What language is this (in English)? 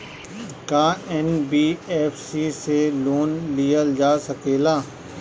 Bhojpuri